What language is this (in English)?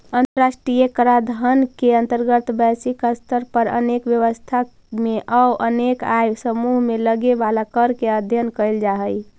Magahi